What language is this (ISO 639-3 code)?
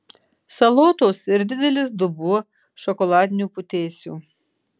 lit